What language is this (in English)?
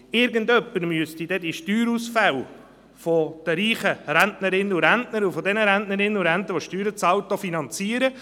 Swiss German